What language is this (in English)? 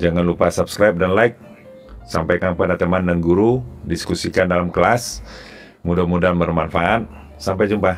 Indonesian